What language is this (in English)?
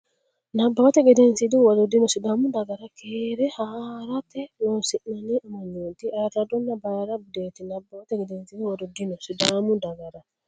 Sidamo